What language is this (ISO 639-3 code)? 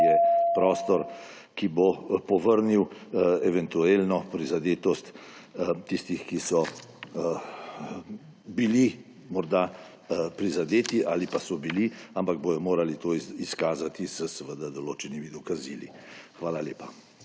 slv